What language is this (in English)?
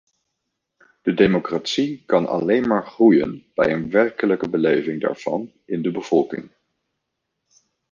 Dutch